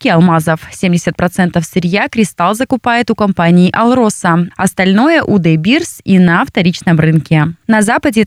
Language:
Russian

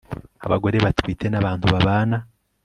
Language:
Kinyarwanda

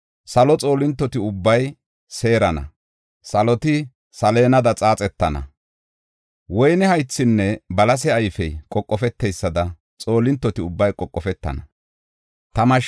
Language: Gofa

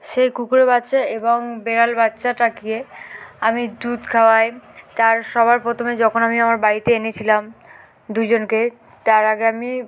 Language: Bangla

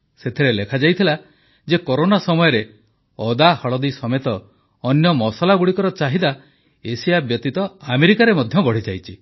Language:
Odia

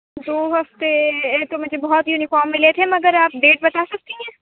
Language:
Urdu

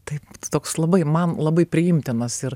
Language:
Lithuanian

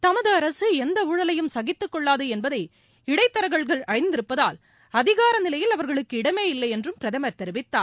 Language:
Tamil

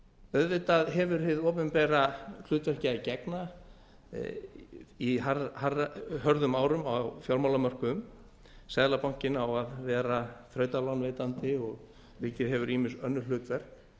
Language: Icelandic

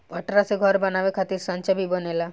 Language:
Bhojpuri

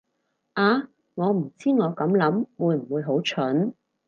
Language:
Cantonese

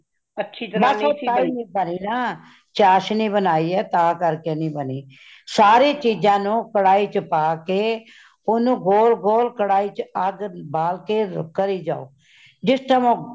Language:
Punjabi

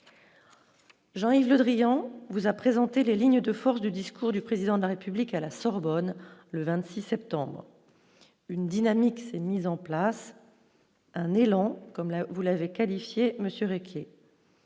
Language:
French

